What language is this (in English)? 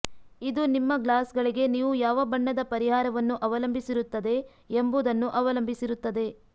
Kannada